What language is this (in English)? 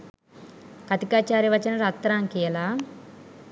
Sinhala